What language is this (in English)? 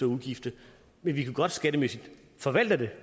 Danish